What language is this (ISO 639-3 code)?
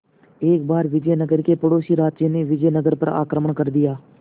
hin